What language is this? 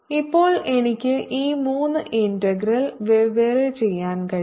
Malayalam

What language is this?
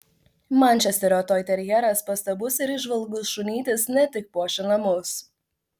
Lithuanian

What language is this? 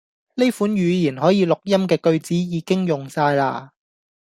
Cantonese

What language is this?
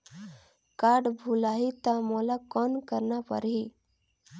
Chhattisgarhi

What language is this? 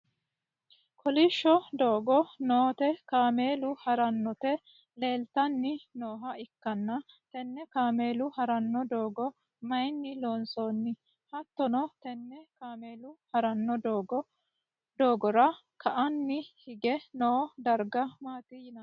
Sidamo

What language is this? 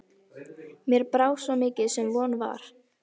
Icelandic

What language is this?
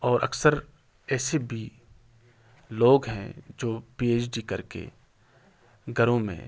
Urdu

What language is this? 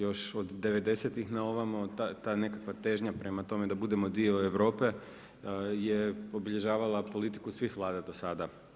Croatian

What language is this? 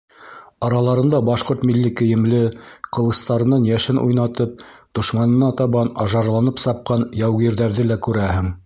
Bashkir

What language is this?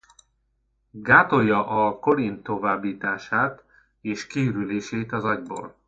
Hungarian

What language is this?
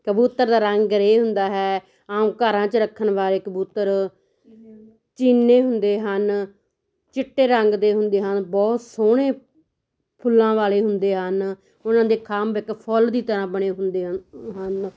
Punjabi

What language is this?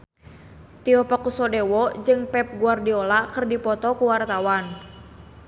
Sundanese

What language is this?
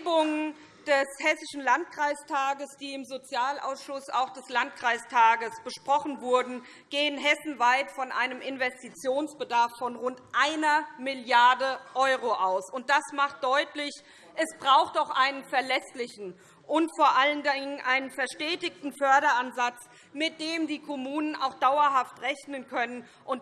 German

